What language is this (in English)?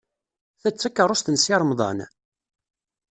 Kabyle